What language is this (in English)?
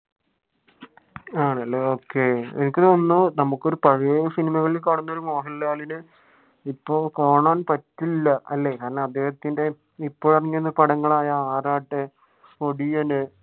Malayalam